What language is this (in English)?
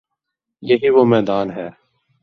Urdu